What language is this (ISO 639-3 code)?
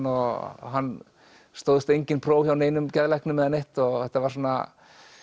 isl